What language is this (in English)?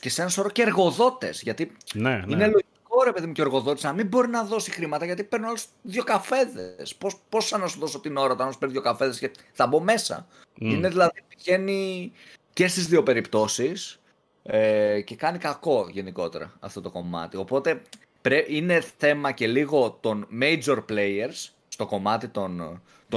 Greek